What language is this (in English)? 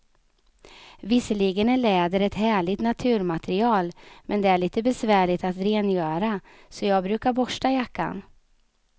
Swedish